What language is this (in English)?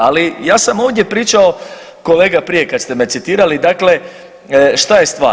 Croatian